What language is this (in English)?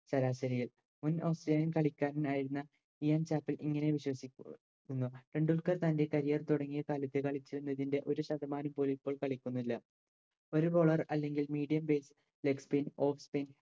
Malayalam